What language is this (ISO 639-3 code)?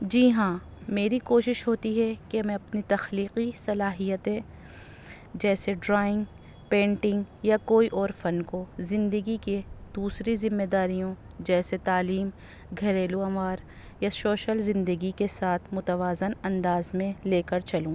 urd